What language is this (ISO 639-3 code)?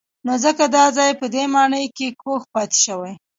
pus